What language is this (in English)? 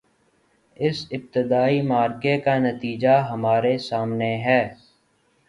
Urdu